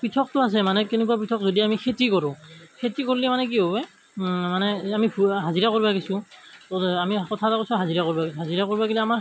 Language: Assamese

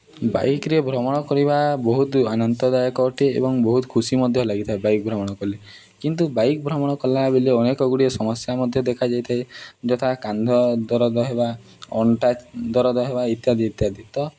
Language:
Odia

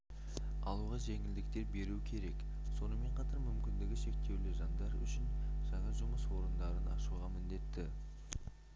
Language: Kazakh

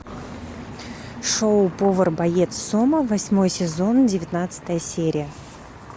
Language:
Russian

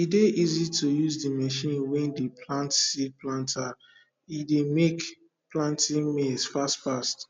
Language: Nigerian Pidgin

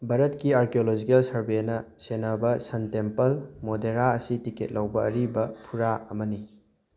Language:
Manipuri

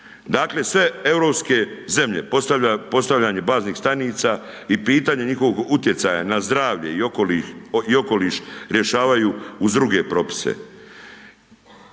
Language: Croatian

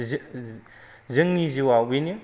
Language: Bodo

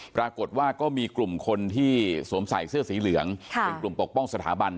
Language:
Thai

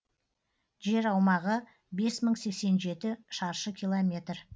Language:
Kazakh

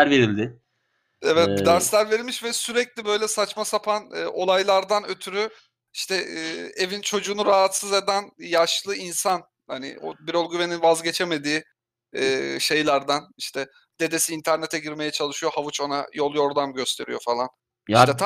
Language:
Turkish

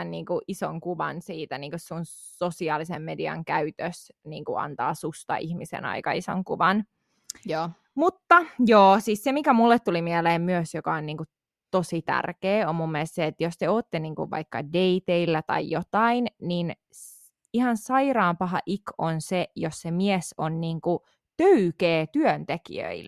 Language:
Finnish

